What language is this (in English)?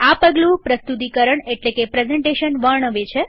Gujarati